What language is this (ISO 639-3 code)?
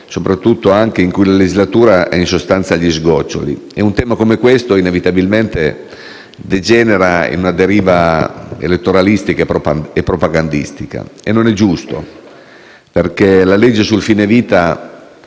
ita